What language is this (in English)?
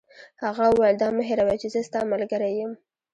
Pashto